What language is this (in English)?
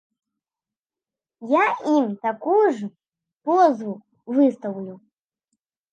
Belarusian